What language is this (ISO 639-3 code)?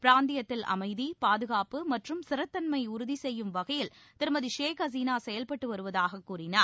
tam